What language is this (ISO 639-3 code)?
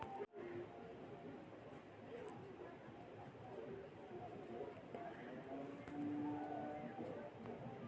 mag